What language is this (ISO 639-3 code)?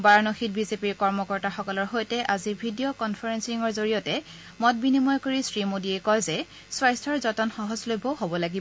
asm